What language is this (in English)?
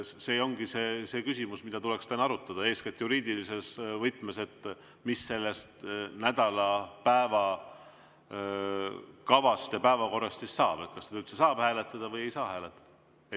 Estonian